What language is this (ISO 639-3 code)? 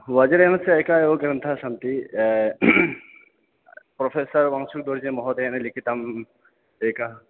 san